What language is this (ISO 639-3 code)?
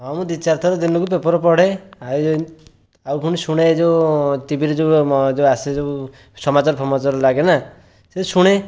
ori